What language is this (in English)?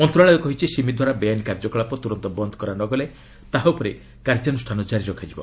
Odia